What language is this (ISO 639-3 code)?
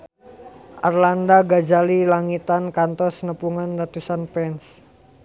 sun